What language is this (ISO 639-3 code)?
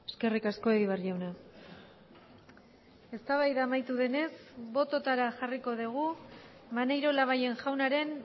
eus